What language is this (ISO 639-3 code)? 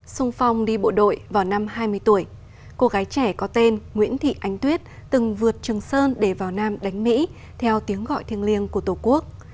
vie